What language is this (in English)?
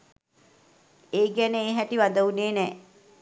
Sinhala